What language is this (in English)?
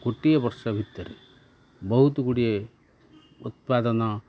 Odia